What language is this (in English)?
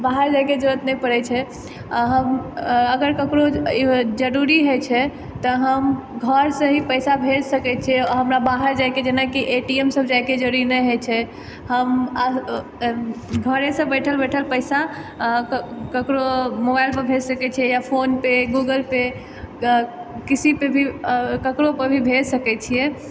Maithili